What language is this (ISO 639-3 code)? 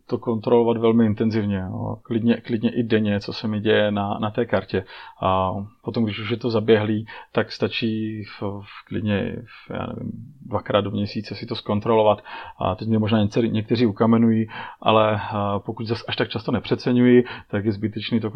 ces